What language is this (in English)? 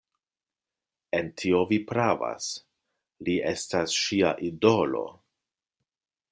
Esperanto